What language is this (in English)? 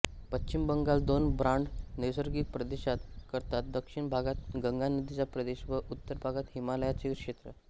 Marathi